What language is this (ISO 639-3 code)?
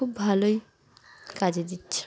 ben